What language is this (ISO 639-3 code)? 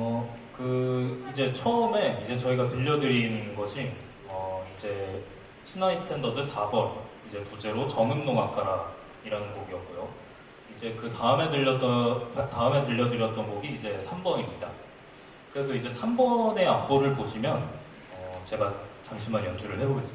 kor